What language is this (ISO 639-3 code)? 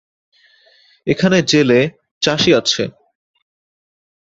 ben